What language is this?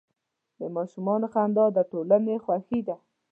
Pashto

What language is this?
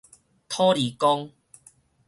Min Nan Chinese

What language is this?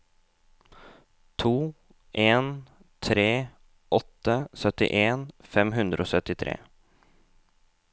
Norwegian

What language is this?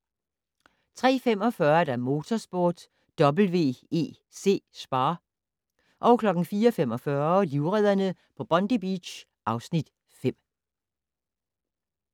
Danish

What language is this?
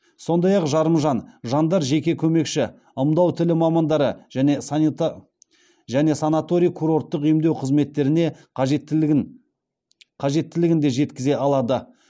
Kazakh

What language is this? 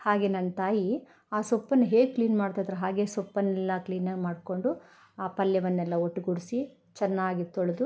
Kannada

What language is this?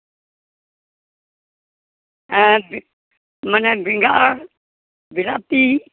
Santali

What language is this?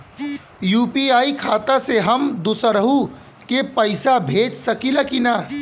Bhojpuri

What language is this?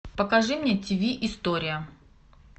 Russian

